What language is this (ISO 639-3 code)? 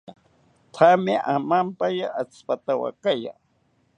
cpy